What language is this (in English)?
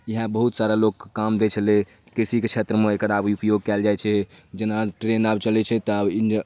Maithili